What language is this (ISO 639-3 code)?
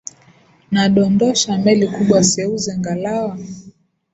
swa